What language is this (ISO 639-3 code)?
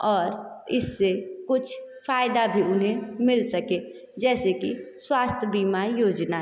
hin